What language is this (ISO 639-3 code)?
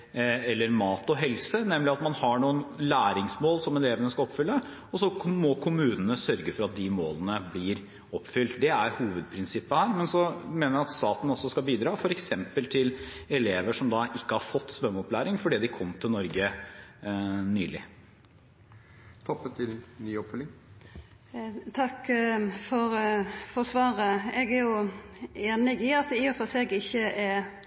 nor